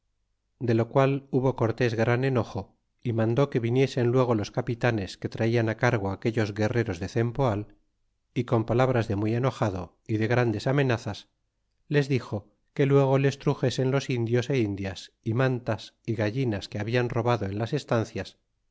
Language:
Spanish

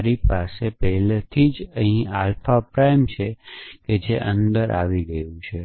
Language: Gujarati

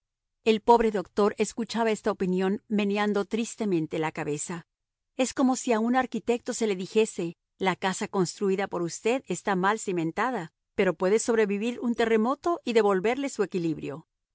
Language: Spanish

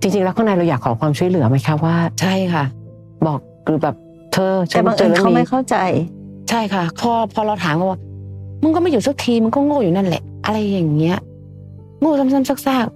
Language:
Thai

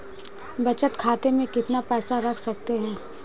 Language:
Hindi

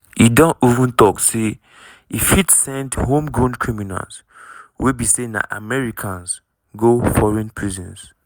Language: Nigerian Pidgin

